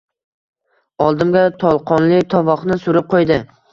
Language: Uzbek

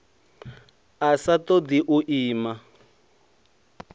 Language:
Venda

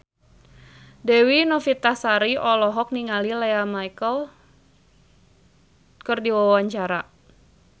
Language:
Sundanese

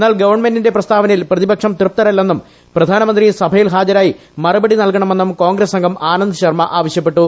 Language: Malayalam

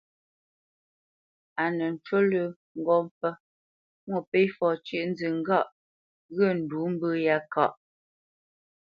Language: Bamenyam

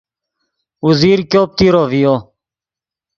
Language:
Yidgha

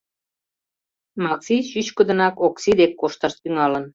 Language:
Mari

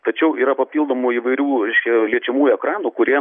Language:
Lithuanian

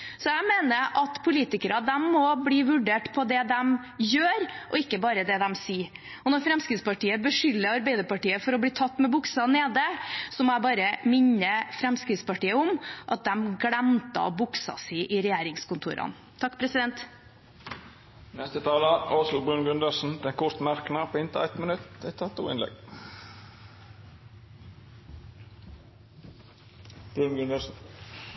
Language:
Norwegian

